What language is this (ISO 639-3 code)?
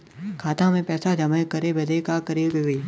bho